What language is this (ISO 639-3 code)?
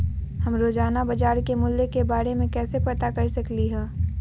mag